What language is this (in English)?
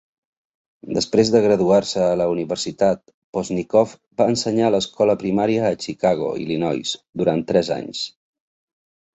Catalan